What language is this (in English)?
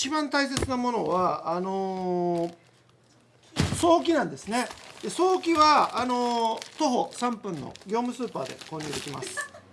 Japanese